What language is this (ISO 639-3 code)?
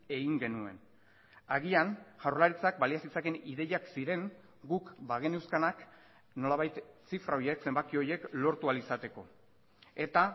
eus